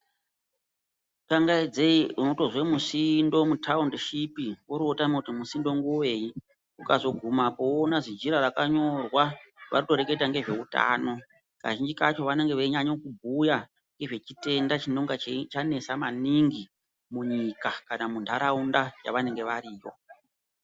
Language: Ndau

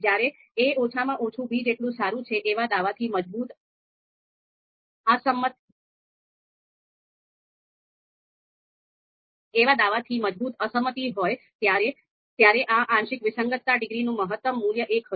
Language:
Gujarati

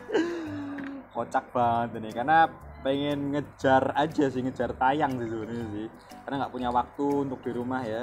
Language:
Indonesian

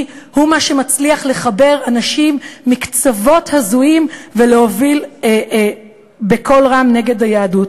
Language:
Hebrew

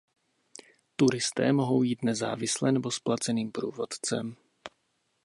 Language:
Czech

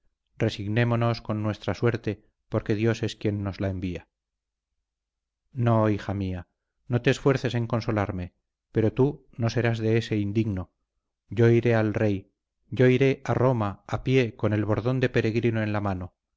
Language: Spanish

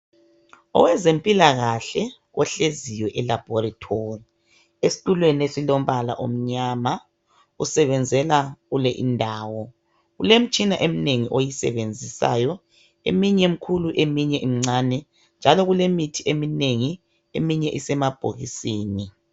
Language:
North Ndebele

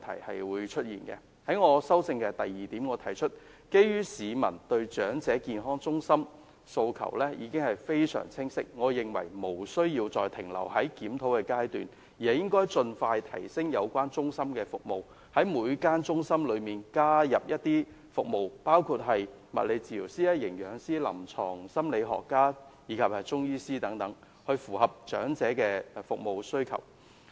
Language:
Cantonese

